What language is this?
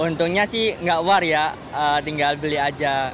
Indonesian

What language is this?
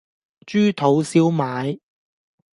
Cantonese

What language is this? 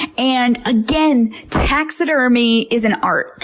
English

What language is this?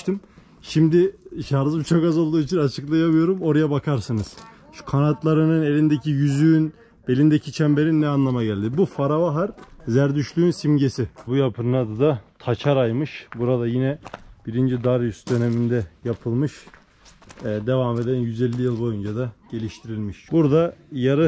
Turkish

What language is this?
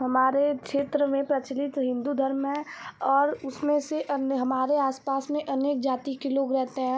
Hindi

